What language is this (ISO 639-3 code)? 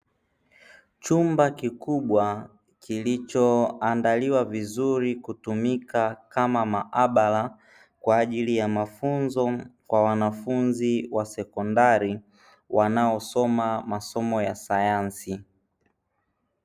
swa